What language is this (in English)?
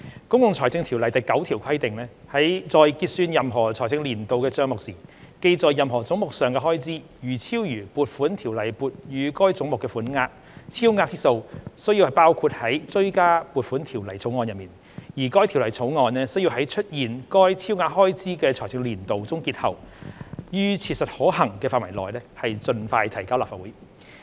Cantonese